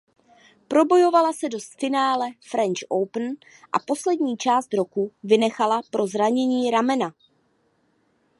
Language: Czech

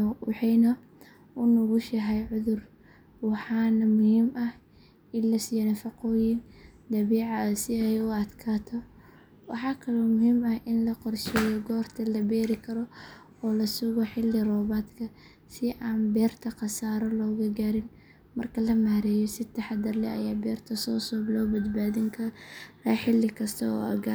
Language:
Somali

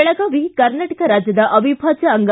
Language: Kannada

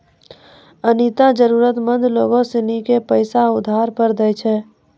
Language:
Maithili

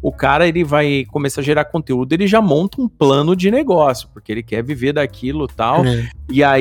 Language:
Portuguese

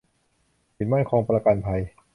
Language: Thai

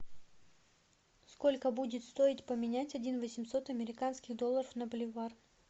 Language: Russian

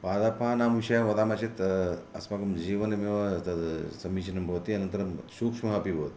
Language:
Sanskrit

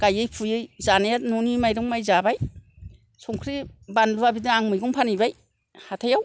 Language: Bodo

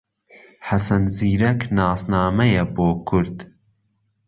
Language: Central Kurdish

